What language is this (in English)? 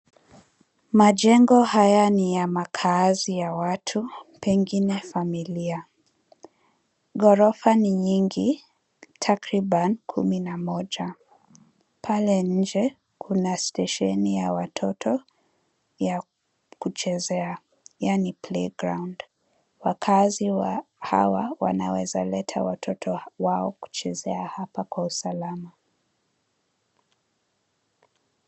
Swahili